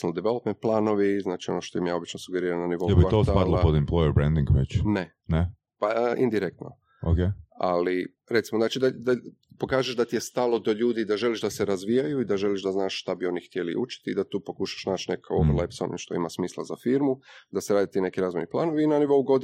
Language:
Croatian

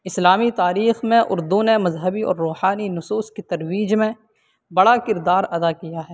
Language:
Urdu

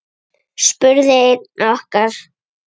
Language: Icelandic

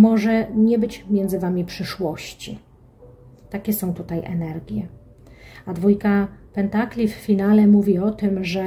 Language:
Polish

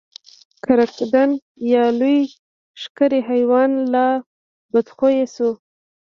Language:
Pashto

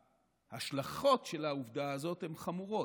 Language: Hebrew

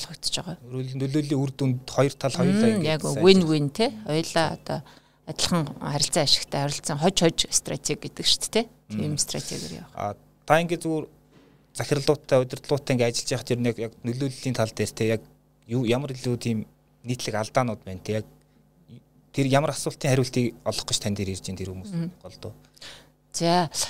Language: Russian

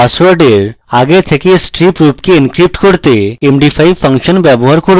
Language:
Bangla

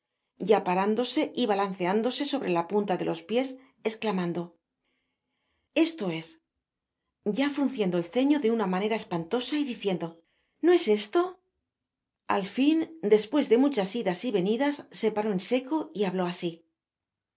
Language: Spanish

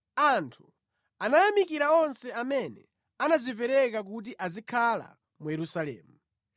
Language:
Nyanja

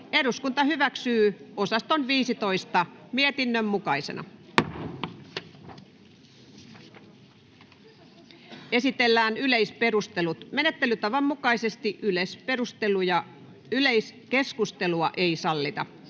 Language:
Finnish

